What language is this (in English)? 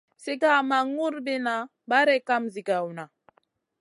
Masana